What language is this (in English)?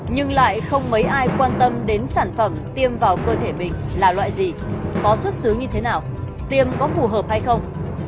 Vietnamese